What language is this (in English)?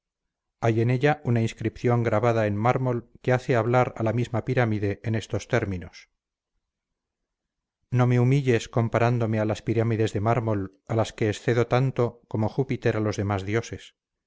Spanish